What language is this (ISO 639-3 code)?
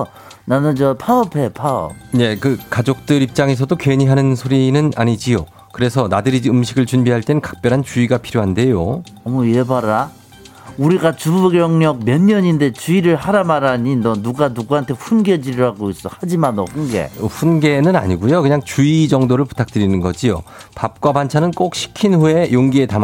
kor